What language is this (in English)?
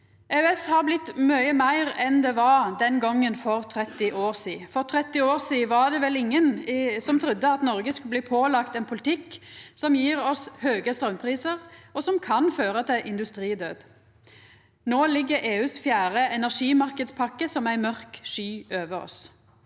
Norwegian